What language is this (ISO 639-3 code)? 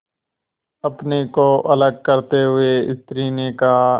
hin